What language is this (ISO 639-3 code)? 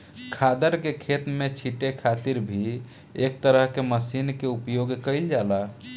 bho